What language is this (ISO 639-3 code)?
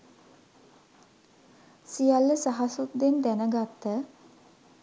sin